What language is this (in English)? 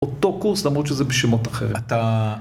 Hebrew